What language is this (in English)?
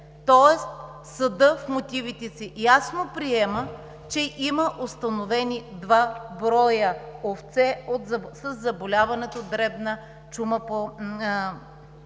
Bulgarian